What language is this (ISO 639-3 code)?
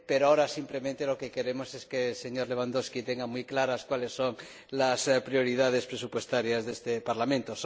spa